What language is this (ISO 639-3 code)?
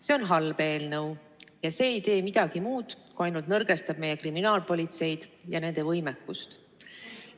est